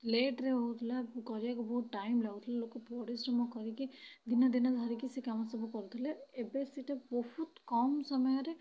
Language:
Odia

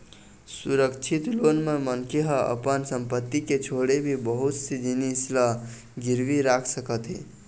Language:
Chhattisgarhi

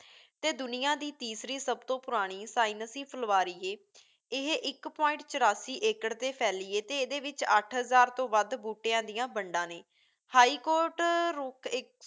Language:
Punjabi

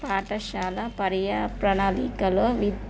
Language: Telugu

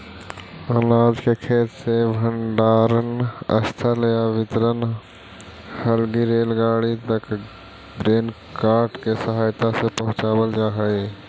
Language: Magahi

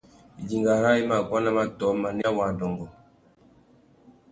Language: Tuki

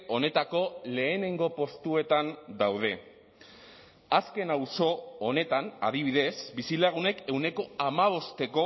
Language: Basque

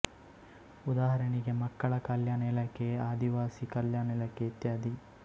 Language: Kannada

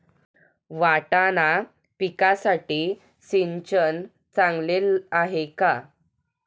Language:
Marathi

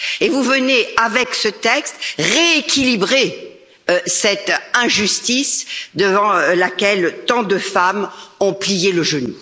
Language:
French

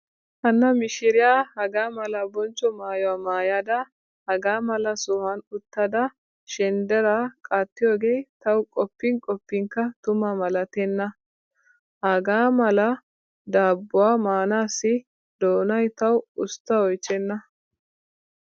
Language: Wolaytta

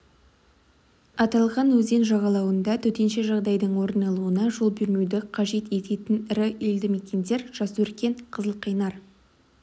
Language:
Kazakh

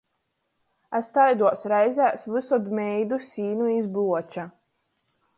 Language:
Latgalian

